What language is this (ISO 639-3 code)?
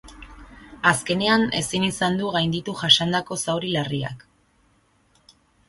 eus